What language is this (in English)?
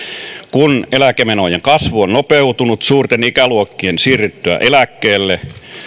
Finnish